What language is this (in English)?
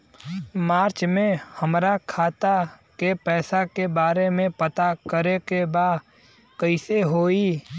Bhojpuri